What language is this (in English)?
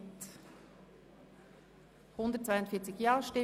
Swiss German